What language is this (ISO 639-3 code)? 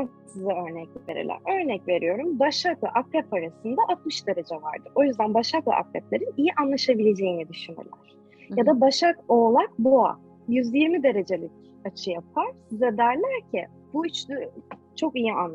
tur